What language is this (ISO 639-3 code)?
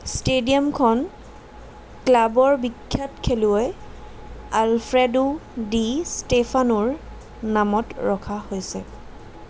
asm